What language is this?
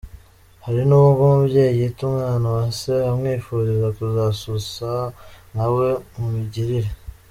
Kinyarwanda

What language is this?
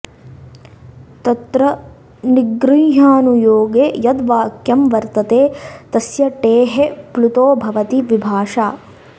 Sanskrit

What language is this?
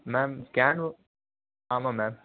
Tamil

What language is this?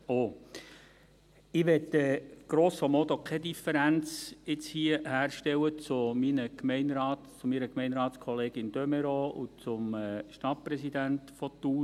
Swiss German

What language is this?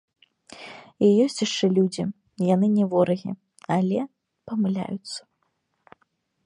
Belarusian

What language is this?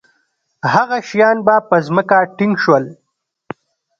Pashto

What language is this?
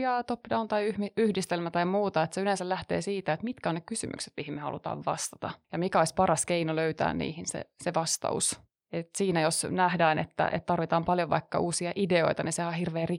Finnish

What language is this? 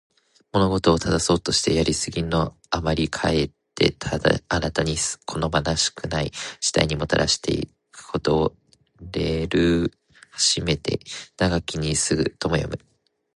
Japanese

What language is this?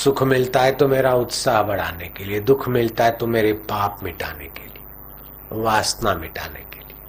Hindi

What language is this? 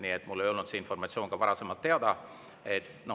Estonian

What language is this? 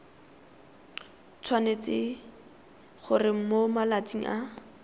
Tswana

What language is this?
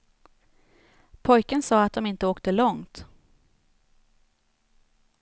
Swedish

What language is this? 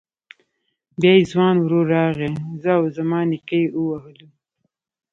Pashto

